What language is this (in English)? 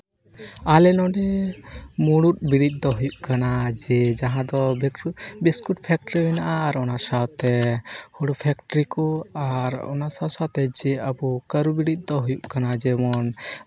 Santali